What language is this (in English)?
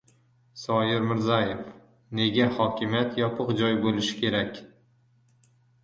Uzbek